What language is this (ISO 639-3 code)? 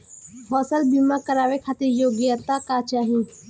bho